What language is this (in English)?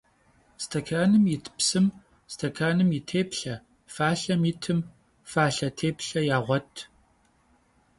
Kabardian